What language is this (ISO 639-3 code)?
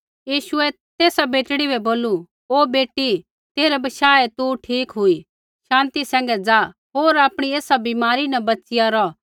kfx